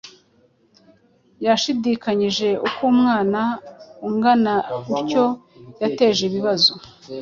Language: Kinyarwanda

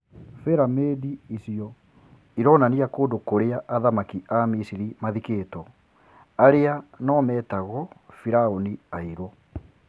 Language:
Kikuyu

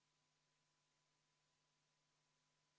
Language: Estonian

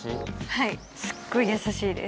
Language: Japanese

